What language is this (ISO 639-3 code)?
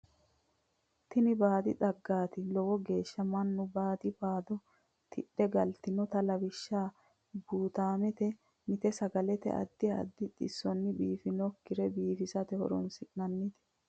sid